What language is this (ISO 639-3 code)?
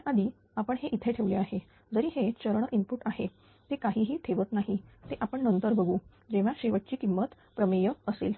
mar